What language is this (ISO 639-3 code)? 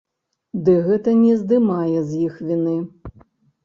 bel